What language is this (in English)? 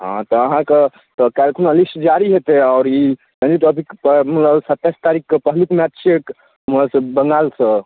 Maithili